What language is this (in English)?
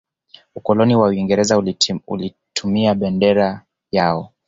Swahili